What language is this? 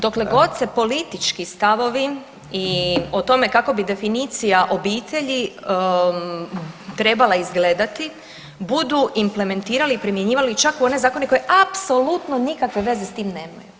Croatian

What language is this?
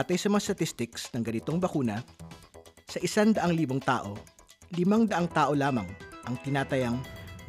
Filipino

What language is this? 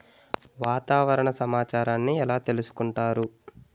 Telugu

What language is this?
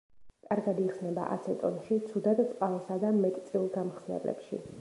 Georgian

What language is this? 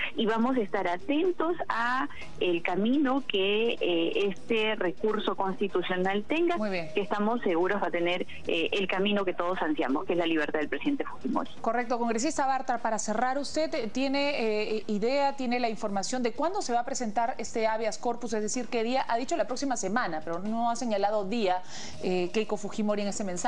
Spanish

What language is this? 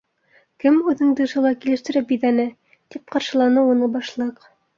Bashkir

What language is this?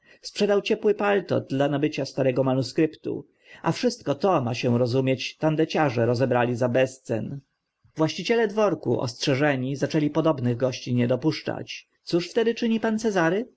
Polish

